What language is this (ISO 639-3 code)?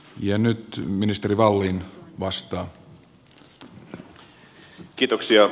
fin